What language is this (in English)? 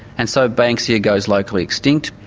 English